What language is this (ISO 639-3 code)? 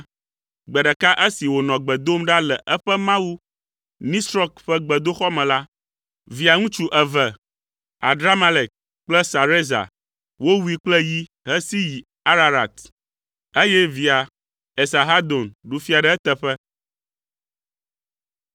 ewe